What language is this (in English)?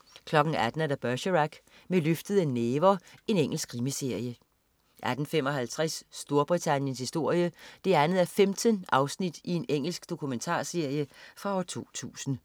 Danish